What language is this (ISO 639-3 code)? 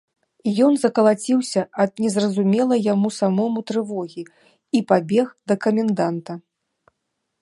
bel